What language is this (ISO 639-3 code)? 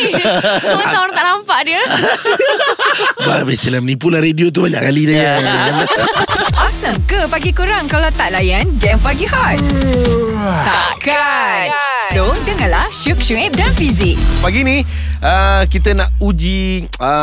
msa